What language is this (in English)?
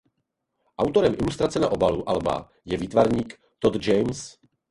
Czech